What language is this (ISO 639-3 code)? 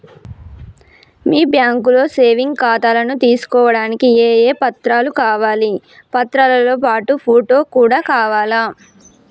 tel